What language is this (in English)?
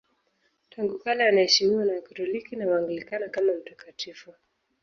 Swahili